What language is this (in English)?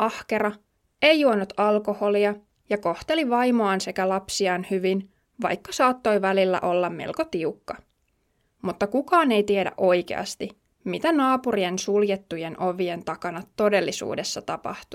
Finnish